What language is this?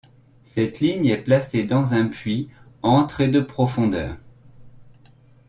French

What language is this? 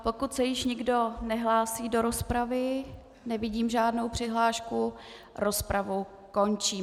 Czech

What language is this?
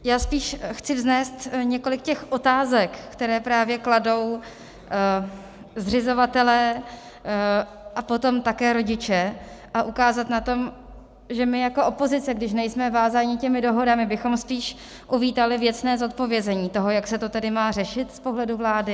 Czech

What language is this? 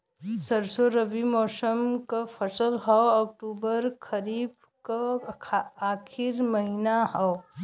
Bhojpuri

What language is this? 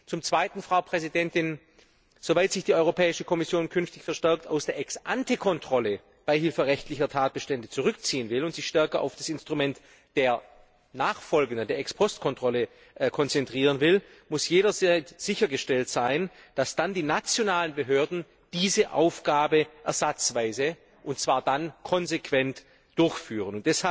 German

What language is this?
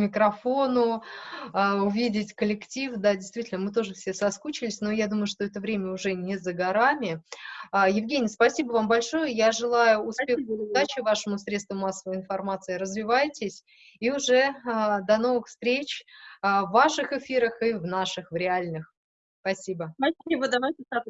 Russian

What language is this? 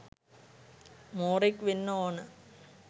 Sinhala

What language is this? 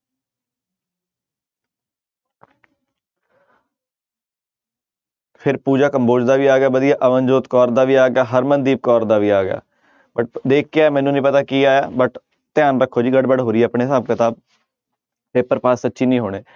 Punjabi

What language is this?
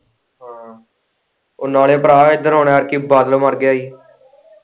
Punjabi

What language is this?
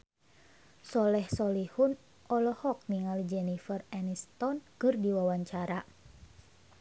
Sundanese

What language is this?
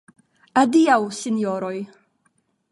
Esperanto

